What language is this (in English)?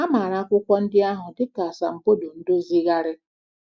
Igbo